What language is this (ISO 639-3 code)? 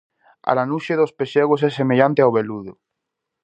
glg